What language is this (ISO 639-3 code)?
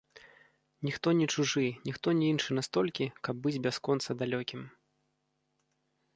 bel